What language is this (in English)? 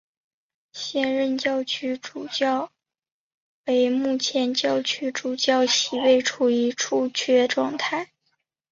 Chinese